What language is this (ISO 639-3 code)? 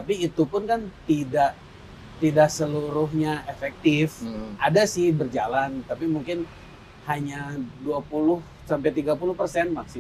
ind